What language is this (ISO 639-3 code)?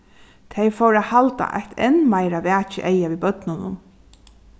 fao